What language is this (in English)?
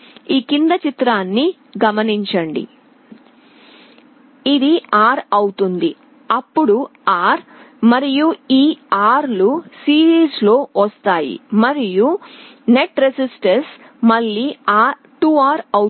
Telugu